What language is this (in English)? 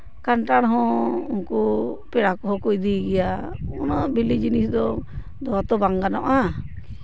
Santali